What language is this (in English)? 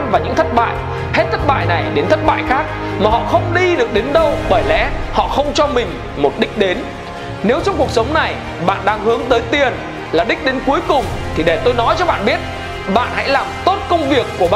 Vietnamese